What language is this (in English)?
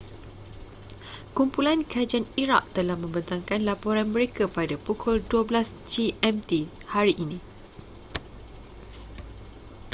Malay